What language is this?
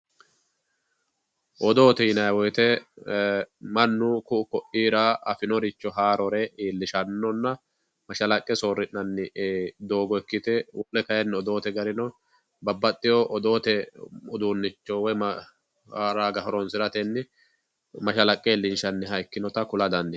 Sidamo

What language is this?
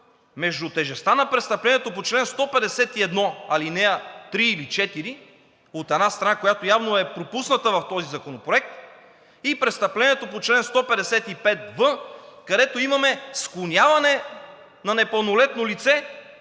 Bulgarian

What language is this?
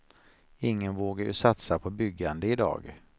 Swedish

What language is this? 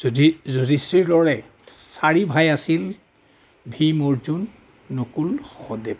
Assamese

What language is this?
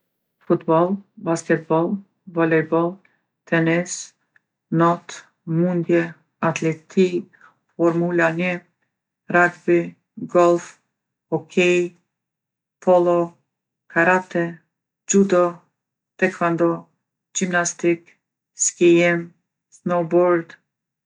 Gheg Albanian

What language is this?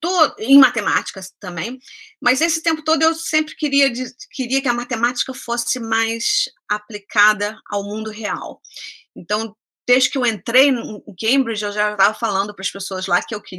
Portuguese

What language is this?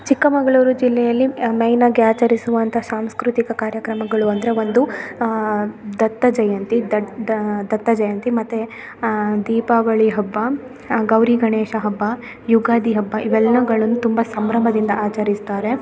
Kannada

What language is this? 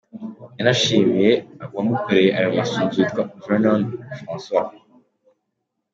Kinyarwanda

